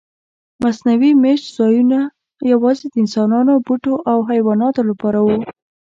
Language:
Pashto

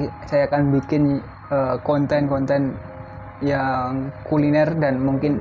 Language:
Indonesian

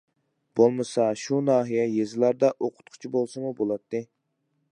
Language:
Uyghur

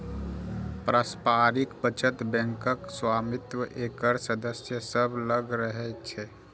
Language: Maithili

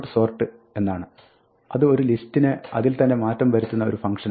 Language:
Malayalam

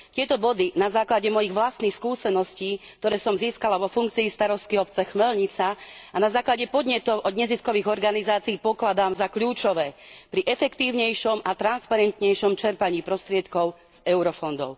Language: Slovak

